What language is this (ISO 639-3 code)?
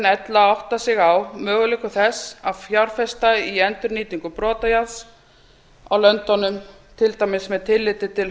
isl